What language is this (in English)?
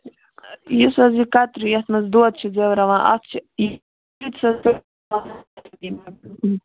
Kashmiri